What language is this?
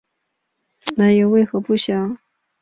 Chinese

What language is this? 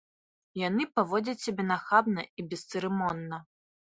Belarusian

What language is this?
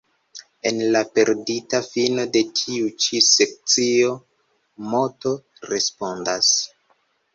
Esperanto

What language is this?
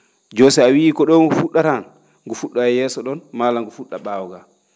Fula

